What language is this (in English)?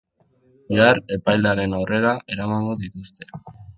Basque